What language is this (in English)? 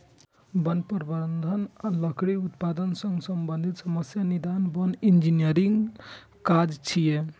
Maithili